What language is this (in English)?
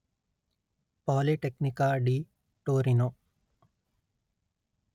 Kannada